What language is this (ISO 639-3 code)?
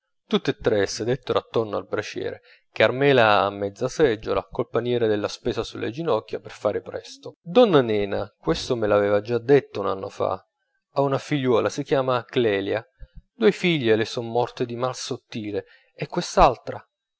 ita